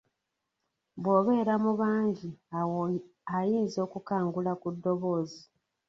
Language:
Ganda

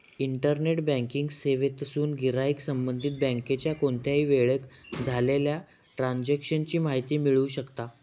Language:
Marathi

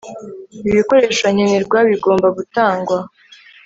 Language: Kinyarwanda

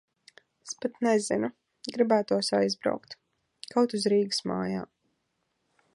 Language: Latvian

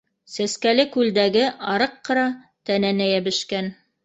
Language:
Bashkir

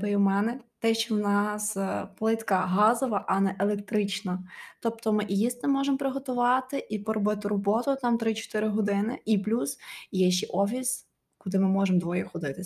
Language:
Ukrainian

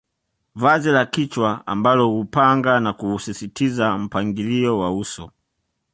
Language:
Swahili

